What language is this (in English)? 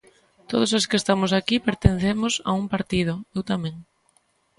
Galician